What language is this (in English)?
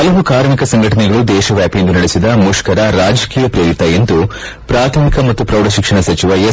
Kannada